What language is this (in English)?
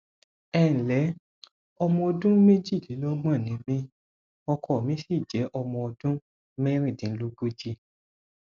Yoruba